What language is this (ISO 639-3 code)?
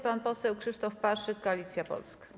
pol